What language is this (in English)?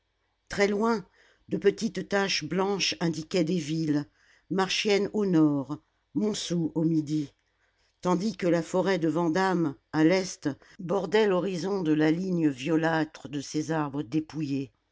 French